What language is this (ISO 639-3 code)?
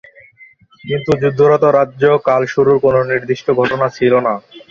ben